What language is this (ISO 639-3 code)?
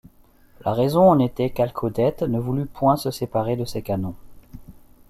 fra